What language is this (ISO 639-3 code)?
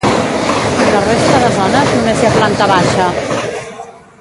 cat